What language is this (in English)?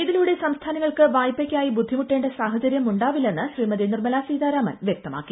Malayalam